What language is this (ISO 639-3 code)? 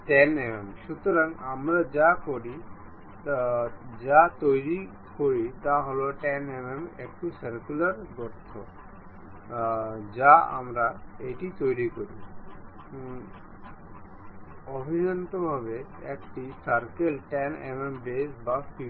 ben